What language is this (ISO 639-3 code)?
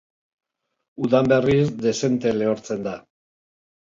eus